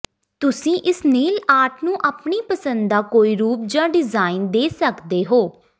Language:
Punjabi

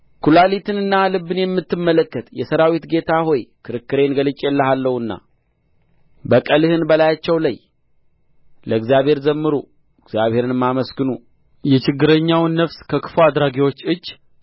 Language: Amharic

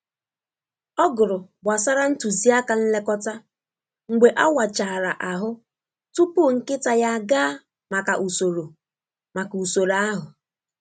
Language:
Igbo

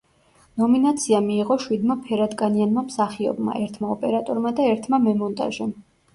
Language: Georgian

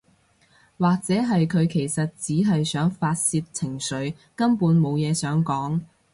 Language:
Cantonese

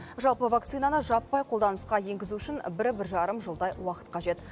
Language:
Kazakh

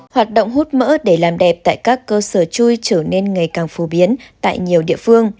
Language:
Vietnamese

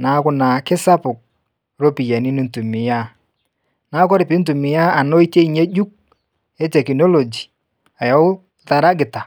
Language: Masai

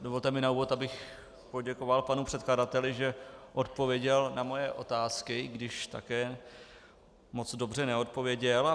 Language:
Czech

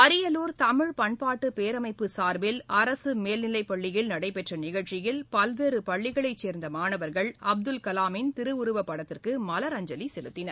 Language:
Tamil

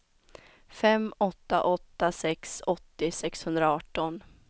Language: Swedish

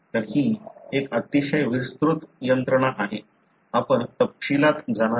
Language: Marathi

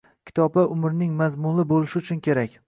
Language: Uzbek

